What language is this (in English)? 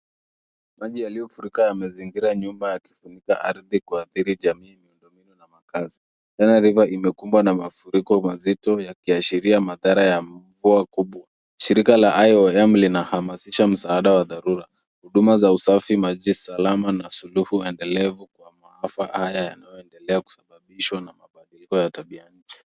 Swahili